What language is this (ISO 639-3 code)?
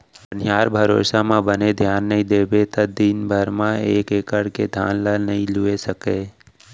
hne